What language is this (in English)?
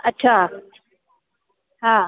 Sindhi